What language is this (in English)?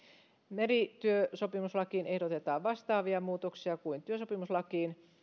Finnish